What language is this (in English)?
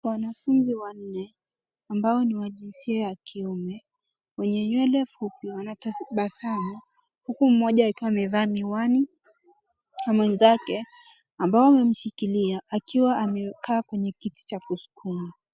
Swahili